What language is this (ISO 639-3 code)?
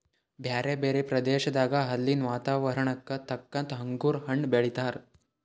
kan